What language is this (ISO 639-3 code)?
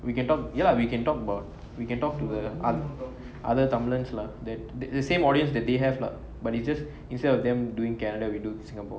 eng